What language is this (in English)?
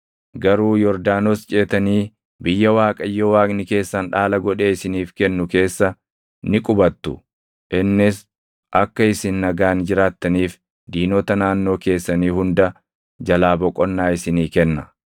Oromo